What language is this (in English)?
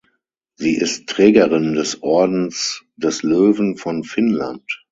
German